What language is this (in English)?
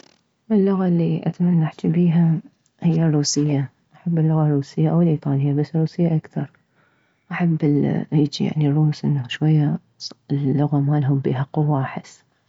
Mesopotamian Arabic